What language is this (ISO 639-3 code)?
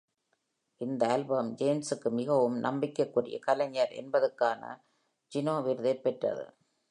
tam